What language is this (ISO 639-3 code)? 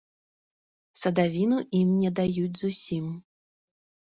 bel